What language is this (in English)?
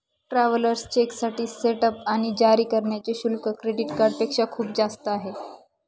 Marathi